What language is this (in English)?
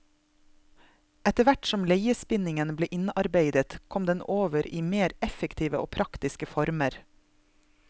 Norwegian